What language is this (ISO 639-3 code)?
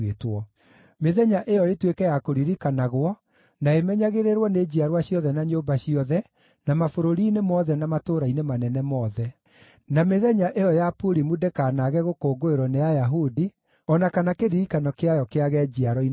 kik